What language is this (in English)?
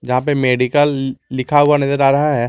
Hindi